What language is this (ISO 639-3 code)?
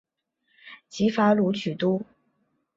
zho